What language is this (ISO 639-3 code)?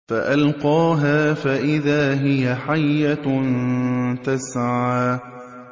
ara